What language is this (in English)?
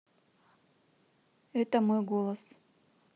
Russian